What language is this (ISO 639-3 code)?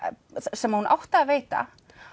isl